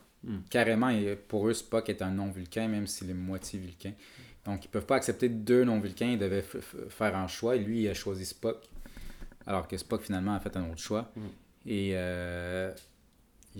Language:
French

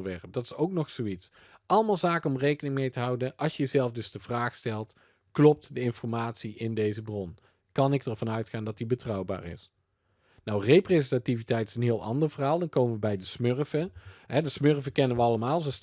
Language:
Dutch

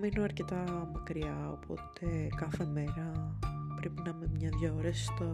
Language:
Greek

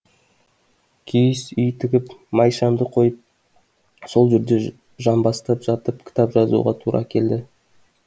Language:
Kazakh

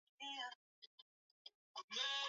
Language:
Swahili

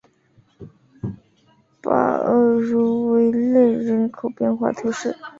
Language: Chinese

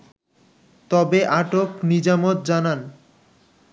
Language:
Bangla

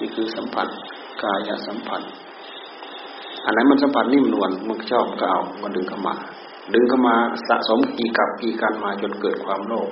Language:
Thai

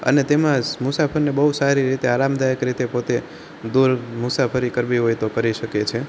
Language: Gujarati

